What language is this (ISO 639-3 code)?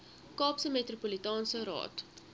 afr